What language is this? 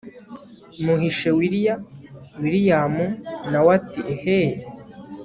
Kinyarwanda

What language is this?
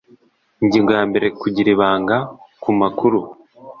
Kinyarwanda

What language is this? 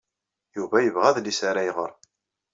Kabyle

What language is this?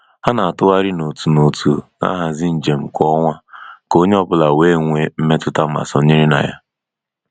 Igbo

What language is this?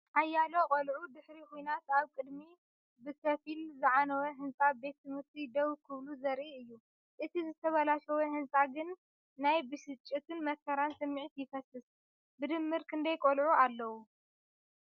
Tigrinya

